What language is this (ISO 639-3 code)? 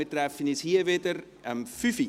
gsw